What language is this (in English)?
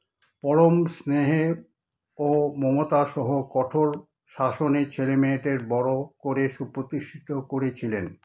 Bangla